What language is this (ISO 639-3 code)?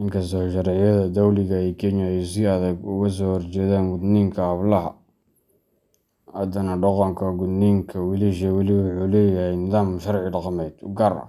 som